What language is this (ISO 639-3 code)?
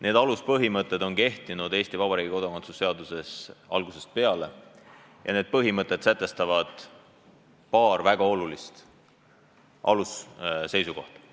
est